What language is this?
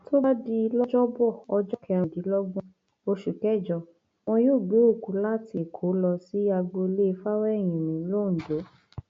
Yoruba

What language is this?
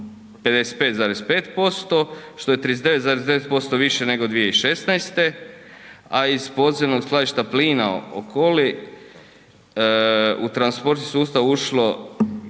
Croatian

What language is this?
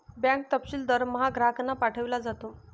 Marathi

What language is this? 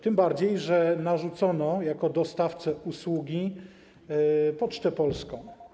Polish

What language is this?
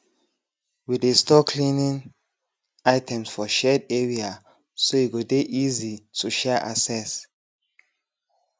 Nigerian Pidgin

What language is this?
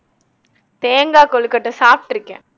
Tamil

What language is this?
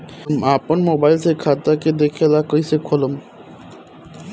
Bhojpuri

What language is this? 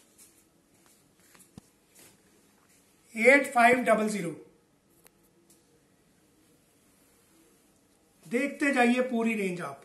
Hindi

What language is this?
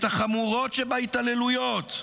Hebrew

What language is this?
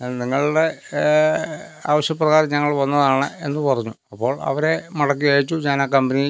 Malayalam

